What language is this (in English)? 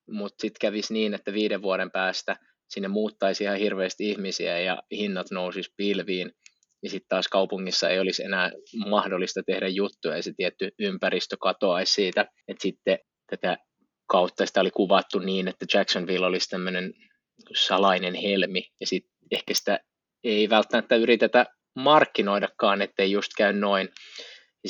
Finnish